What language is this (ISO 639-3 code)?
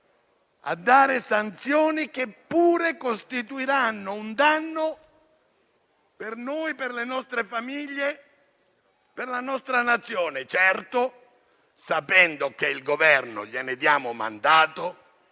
ita